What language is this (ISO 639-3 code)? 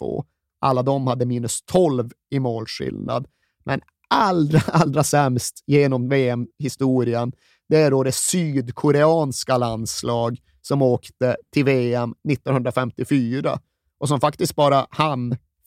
swe